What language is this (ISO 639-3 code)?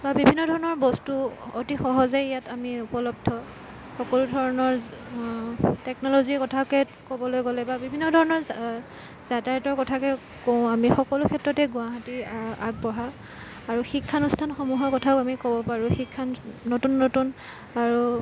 asm